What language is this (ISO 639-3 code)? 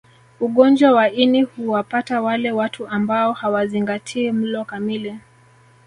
swa